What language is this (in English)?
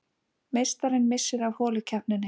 Icelandic